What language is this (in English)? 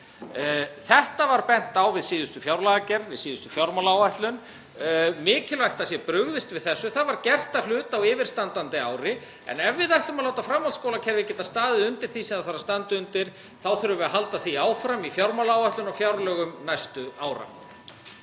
Icelandic